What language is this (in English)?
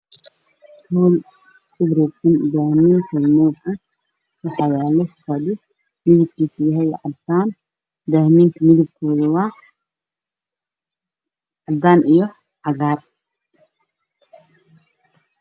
Somali